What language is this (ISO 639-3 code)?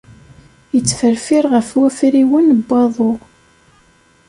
kab